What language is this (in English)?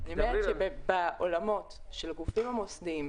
Hebrew